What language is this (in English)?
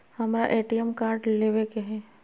Magahi